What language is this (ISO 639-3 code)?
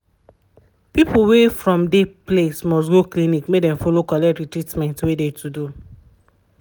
pcm